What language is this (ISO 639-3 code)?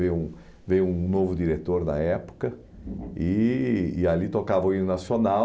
por